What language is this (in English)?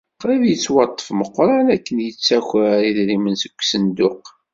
Kabyle